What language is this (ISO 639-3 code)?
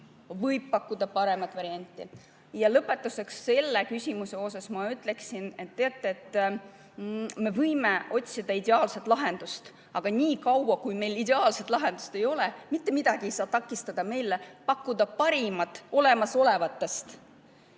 est